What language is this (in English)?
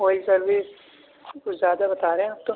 Urdu